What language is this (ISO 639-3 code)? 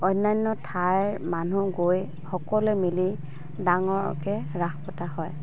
asm